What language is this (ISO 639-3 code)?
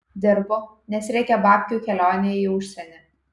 lit